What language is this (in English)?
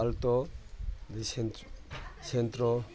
Manipuri